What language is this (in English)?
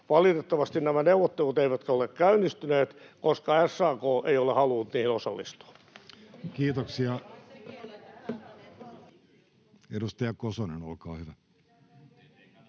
Finnish